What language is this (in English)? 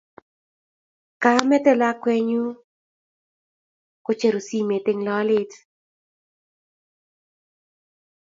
Kalenjin